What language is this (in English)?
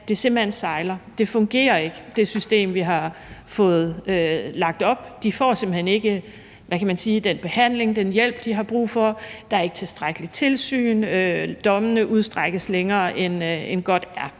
Danish